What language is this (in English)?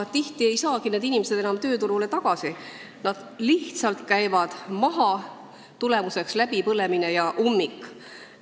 Estonian